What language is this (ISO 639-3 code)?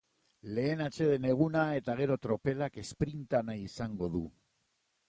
eus